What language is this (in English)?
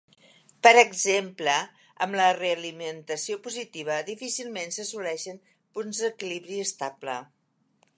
Catalan